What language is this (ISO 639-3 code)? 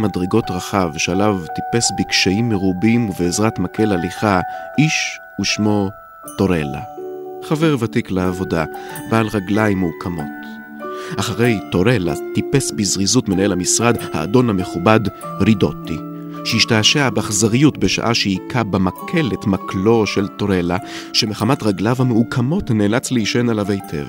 heb